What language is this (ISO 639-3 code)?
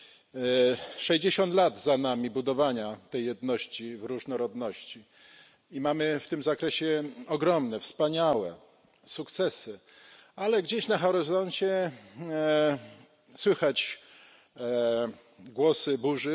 pol